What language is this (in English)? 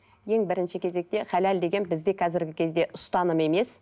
Kazakh